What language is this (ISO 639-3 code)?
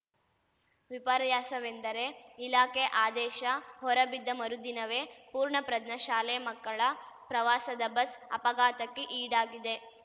kan